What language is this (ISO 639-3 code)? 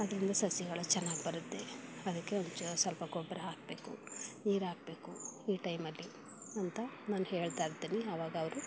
kan